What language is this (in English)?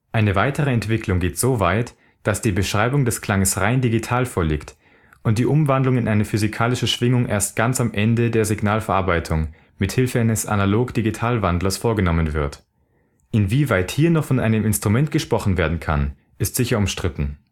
German